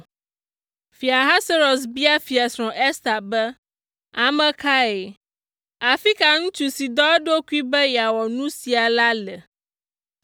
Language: Ewe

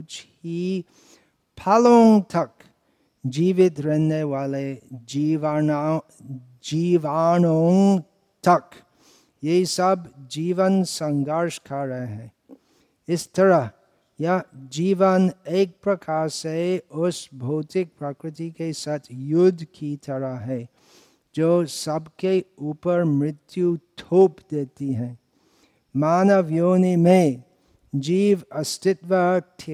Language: Hindi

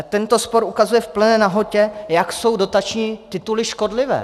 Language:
Czech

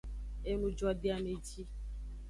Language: Aja (Benin)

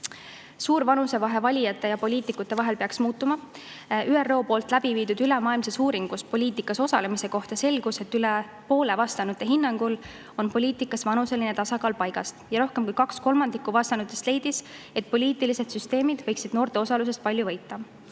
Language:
Estonian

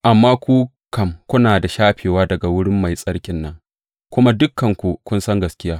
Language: Hausa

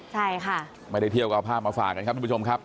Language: Thai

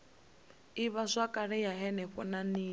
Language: Venda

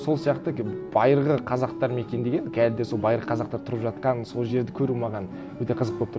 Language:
Kazakh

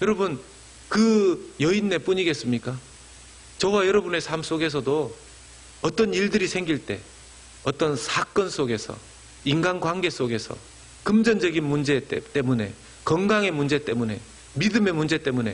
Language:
Korean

